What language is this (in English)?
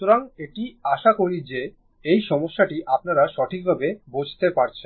Bangla